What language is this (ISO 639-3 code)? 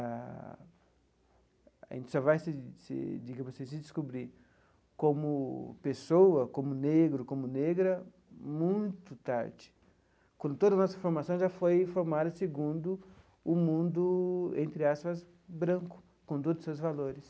por